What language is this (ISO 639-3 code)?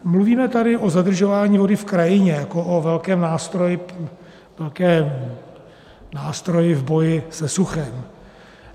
ces